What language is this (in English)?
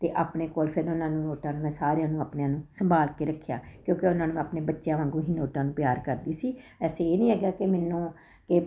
Punjabi